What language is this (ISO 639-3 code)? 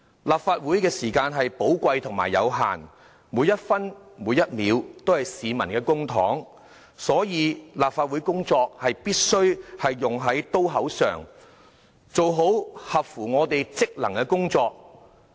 yue